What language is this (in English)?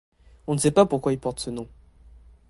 French